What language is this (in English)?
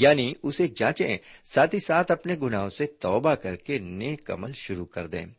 Urdu